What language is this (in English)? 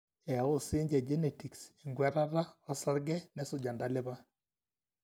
Masai